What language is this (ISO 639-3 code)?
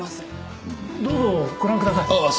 jpn